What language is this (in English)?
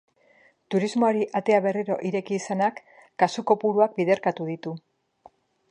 Basque